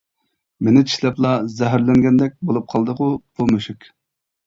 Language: Uyghur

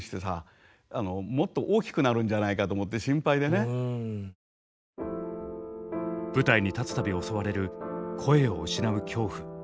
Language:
Japanese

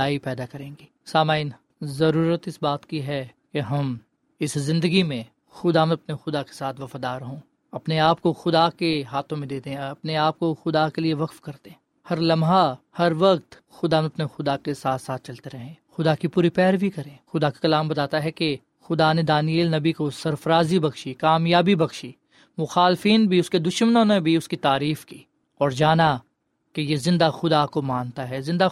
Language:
Urdu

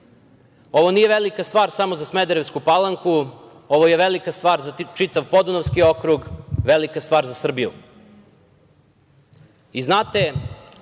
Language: Serbian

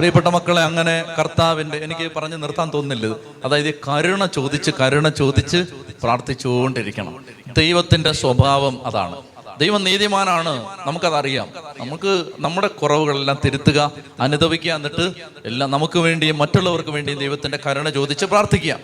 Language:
Malayalam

